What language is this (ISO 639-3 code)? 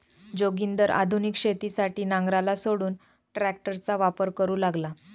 mar